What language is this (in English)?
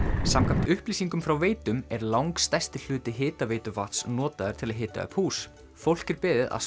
Icelandic